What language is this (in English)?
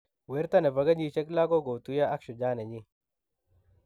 Kalenjin